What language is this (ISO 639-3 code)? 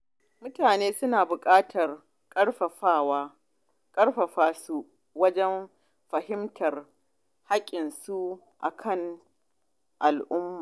hau